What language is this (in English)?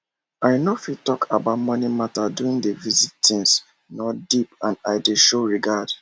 Nigerian Pidgin